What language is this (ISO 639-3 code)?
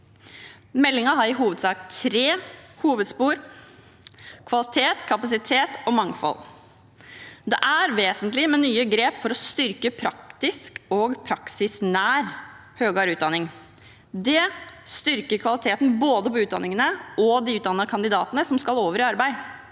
nor